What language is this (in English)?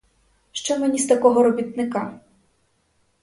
Ukrainian